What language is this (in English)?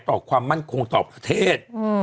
Thai